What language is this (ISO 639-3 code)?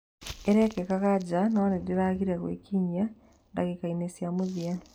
kik